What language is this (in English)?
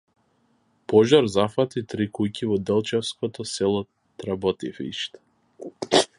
Macedonian